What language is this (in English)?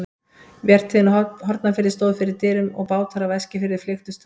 Icelandic